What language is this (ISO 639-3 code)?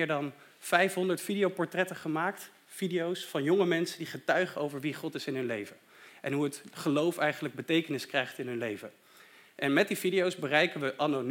nld